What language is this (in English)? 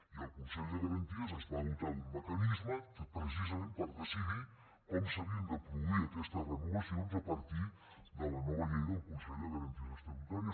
Catalan